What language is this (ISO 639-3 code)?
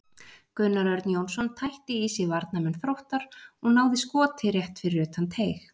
isl